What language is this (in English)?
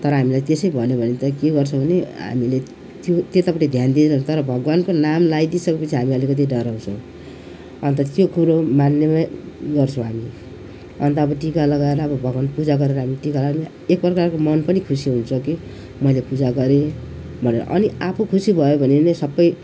Nepali